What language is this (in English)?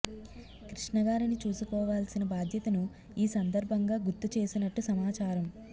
Telugu